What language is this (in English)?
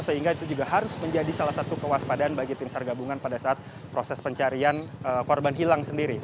Indonesian